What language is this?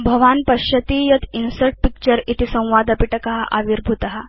Sanskrit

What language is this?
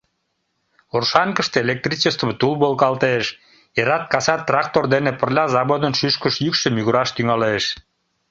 Mari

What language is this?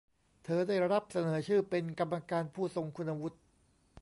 Thai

